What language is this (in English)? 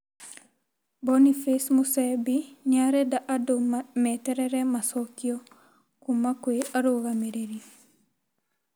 Kikuyu